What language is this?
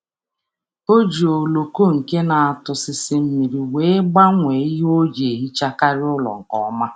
Igbo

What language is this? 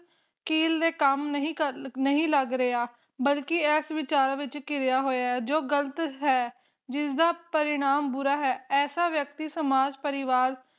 Punjabi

